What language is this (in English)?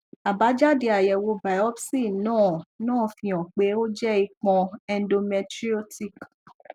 Yoruba